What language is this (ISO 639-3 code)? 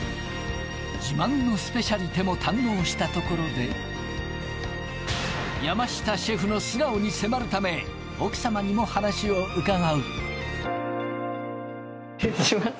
jpn